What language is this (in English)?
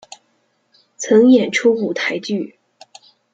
Chinese